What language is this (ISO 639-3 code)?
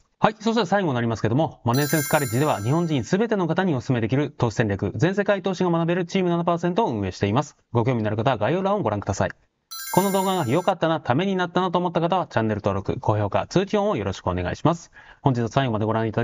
jpn